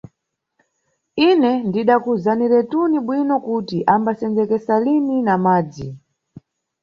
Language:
Nyungwe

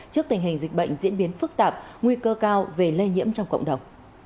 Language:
Vietnamese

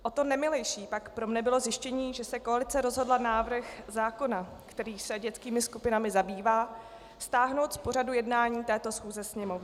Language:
Czech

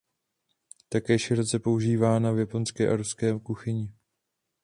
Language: Czech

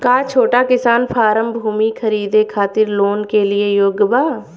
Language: Bhojpuri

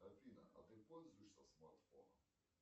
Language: Russian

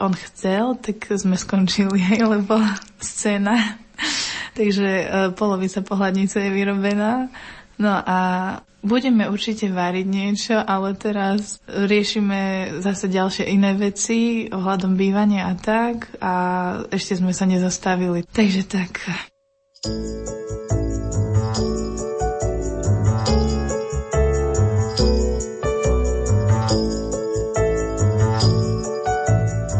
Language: Slovak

